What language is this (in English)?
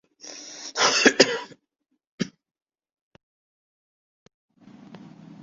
Urdu